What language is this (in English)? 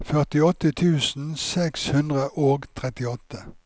Norwegian